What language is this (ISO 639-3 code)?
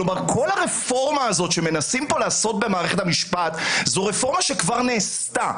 heb